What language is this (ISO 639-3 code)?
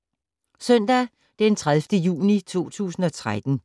dan